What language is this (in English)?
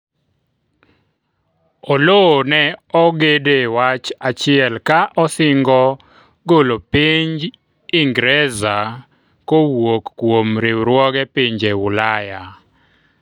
Luo (Kenya and Tanzania)